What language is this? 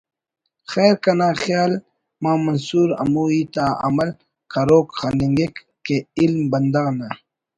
Brahui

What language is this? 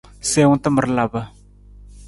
Nawdm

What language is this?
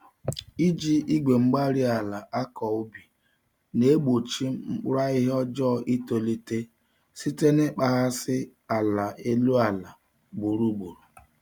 Igbo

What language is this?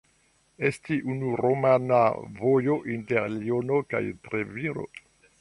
Esperanto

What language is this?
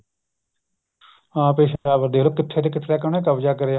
Punjabi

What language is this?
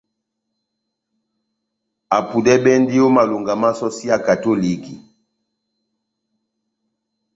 Batanga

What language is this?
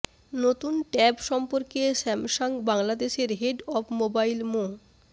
Bangla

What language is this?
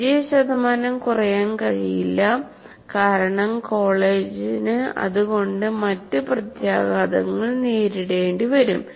Malayalam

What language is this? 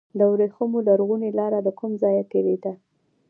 Pashto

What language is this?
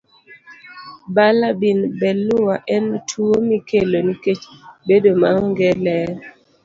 Luo (Kenya and Tanzania)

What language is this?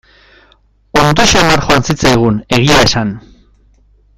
Basque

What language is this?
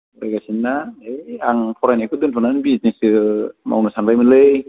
Bodo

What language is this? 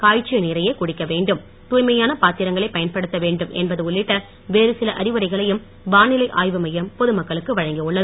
Tamil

